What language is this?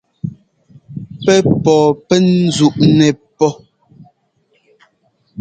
Ngomba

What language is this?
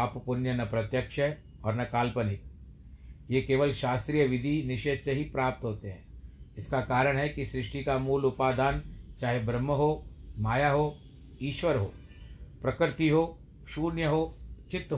Hindi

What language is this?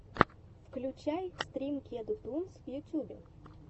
Russian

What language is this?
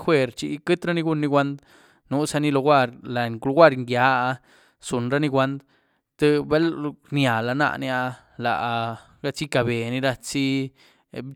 Güilá Zapotec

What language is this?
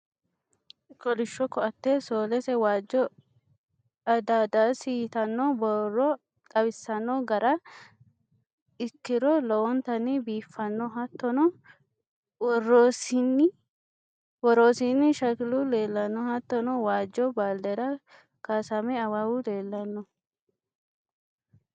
Sidamo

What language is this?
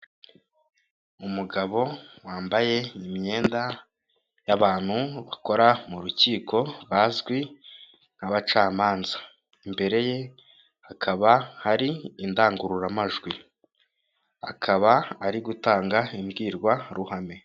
Kinyarwanda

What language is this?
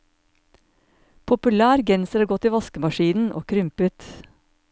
Norwegian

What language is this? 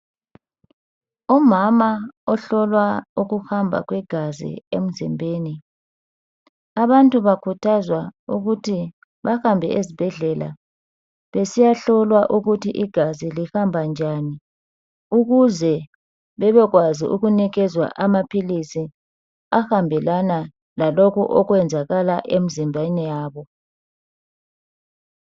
North Ndebele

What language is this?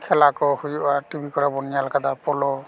Santali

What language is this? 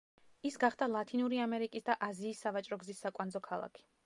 Georgian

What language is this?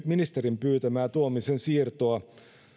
Finnish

